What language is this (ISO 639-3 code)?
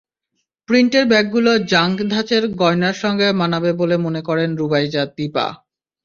ben